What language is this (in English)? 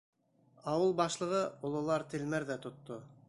Bashkir